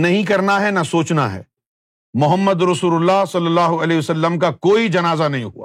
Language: Urdu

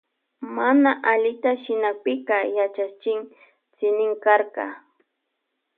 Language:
Loja Highland Quichua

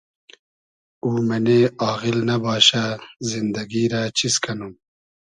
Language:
Hazaragi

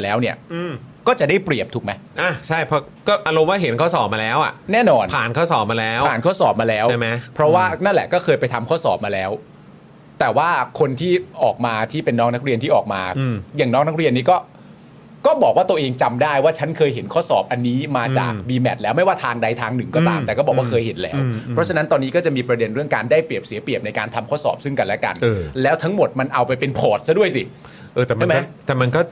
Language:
Thai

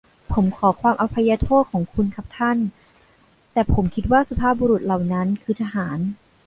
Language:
Thai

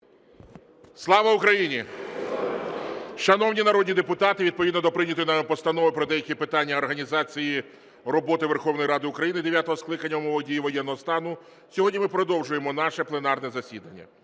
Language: Ukrainian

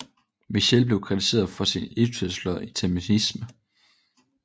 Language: Danish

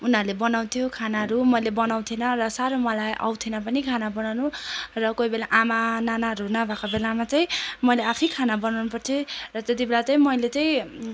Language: Nepali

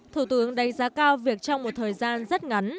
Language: Vietnamese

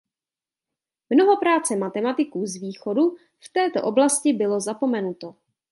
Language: Czech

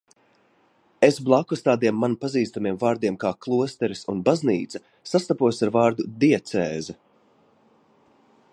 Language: Latvian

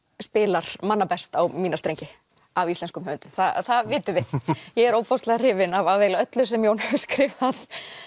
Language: Icelandic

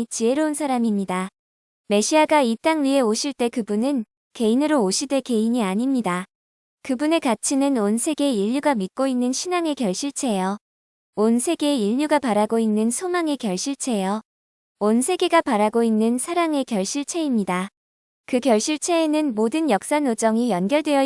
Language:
Korean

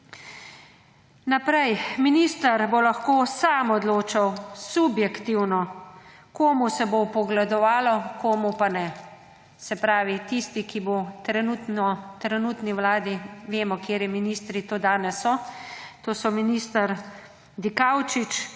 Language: Slovenian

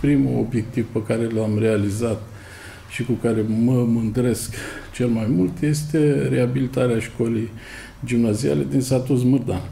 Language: Romanian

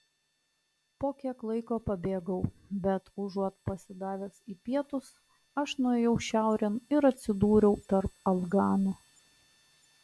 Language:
Lithuanian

